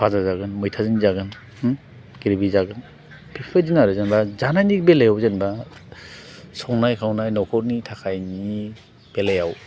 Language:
Bodo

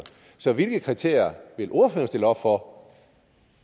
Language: Danish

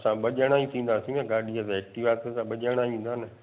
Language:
Sindhi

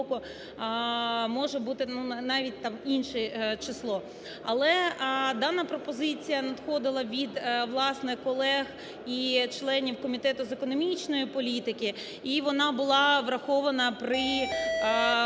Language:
Ukrainian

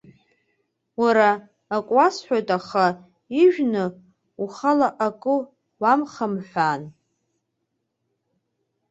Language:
Abkhazian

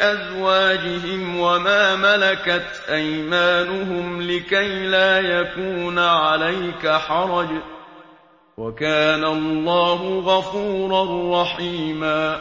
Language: Arabic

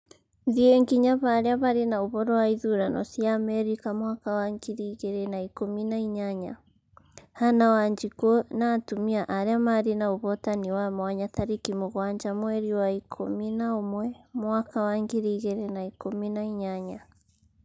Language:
Kikuyu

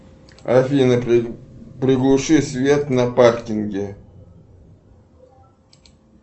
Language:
Russian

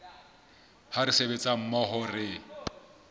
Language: Southern Sotho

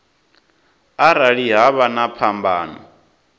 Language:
Venda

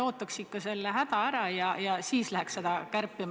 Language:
Estonian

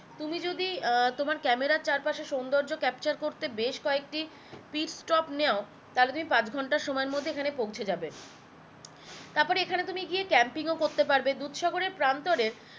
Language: Bangla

